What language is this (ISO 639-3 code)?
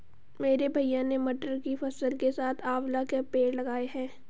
hin